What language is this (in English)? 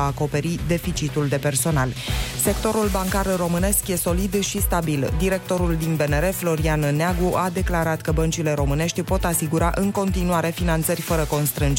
Romanian